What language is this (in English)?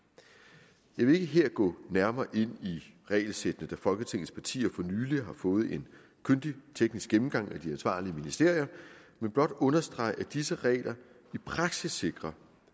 Danish